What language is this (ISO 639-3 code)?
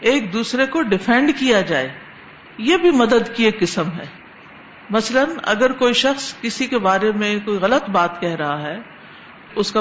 urd